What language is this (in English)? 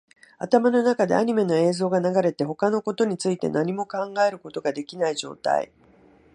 Japanese